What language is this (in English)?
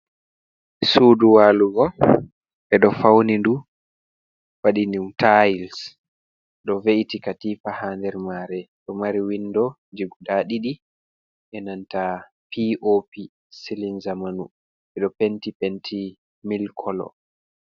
Fula